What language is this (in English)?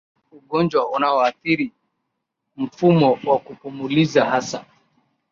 Swahili